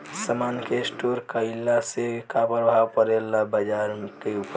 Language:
Bhojpuri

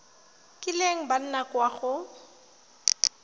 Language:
Tswana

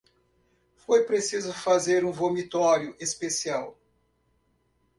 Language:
Portuguese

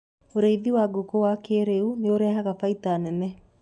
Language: Kikuyu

